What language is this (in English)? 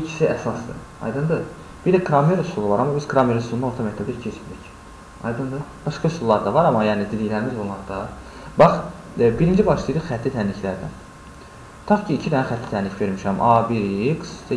Turkish